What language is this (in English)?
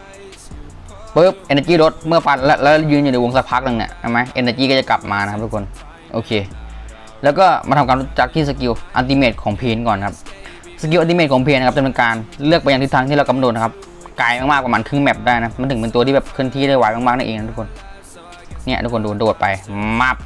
Thai